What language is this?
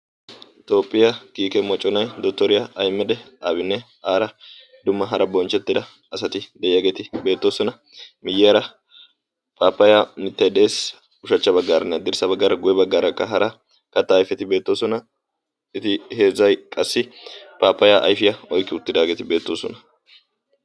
Wolaytta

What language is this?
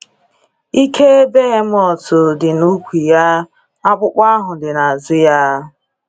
Igbo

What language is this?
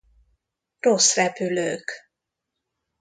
Hungarian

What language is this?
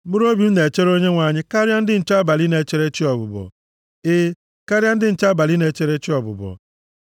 Igbo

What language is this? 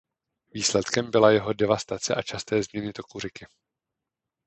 Czech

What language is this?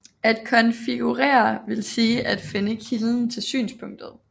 Danish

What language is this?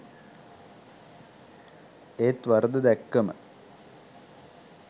Sinhala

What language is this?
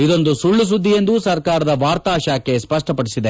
Kannada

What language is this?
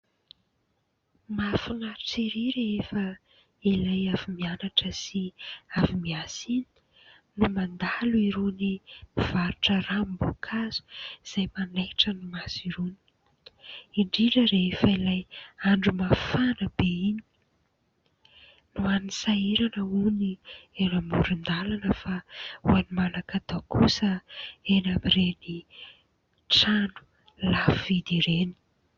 Malagasy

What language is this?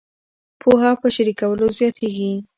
Pashto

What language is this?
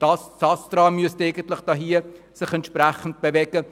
Swiss German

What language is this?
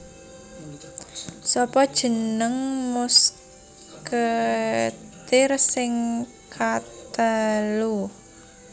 Javanese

